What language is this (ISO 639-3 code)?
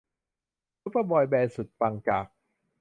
tha